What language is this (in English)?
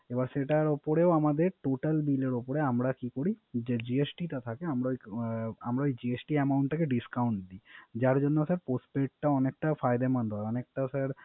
Bangla